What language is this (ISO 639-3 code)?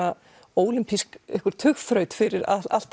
isl